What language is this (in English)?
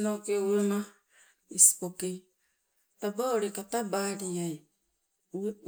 Sibe